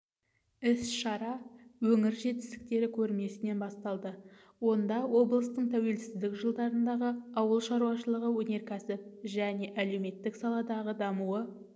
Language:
Kazakh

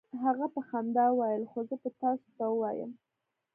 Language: Pashto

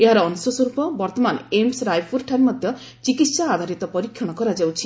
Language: Odia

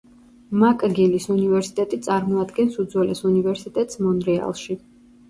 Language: Georgian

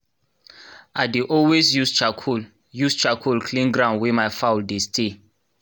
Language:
Nigerian Pidgin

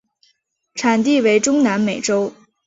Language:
Chinese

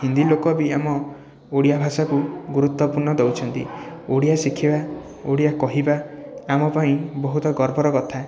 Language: Odia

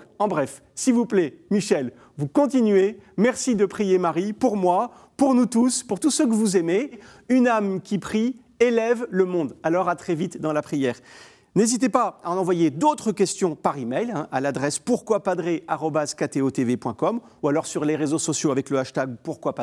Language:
French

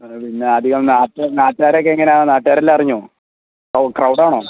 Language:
Malayalam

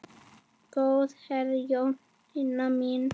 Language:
Icelandic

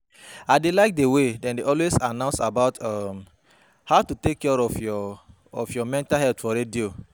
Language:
Nigerian Pidgin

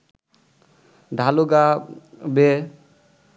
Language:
Bangla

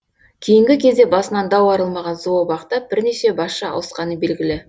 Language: Kazakh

